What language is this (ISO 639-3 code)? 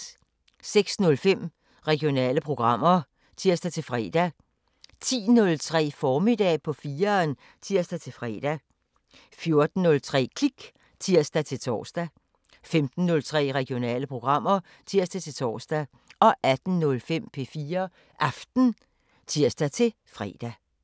dan